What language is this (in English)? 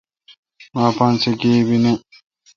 Kalkoti